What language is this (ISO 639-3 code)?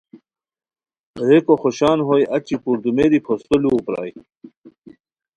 khw